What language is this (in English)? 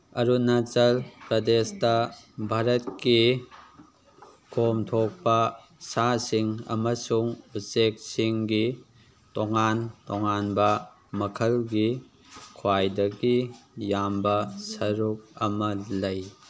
Manipuri